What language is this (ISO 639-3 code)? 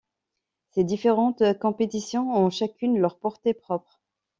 fra